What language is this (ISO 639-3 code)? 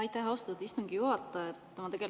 est